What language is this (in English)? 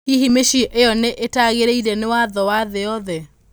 Kikuyu